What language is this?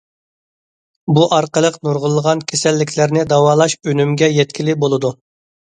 Uyghur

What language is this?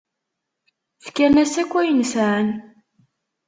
Kabyle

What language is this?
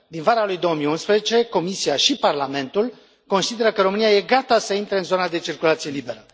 Romanian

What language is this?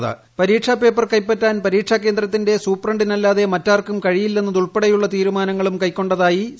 Malayalam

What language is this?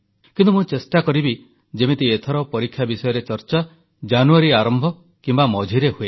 Odia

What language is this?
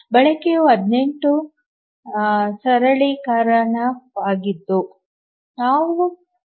Kannada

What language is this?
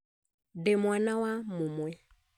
Kikuyu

